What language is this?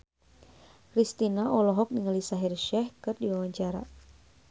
Sundanese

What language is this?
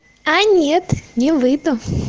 Russian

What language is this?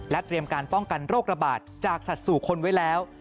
Thai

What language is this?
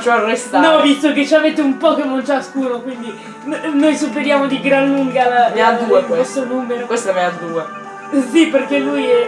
Italian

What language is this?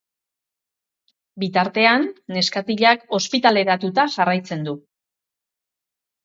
Basque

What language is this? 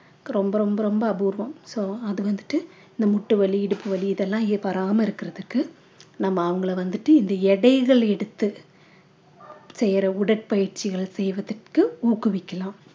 Tamil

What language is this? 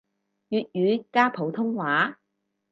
Cantonese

